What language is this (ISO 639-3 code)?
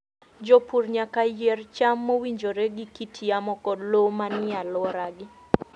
luo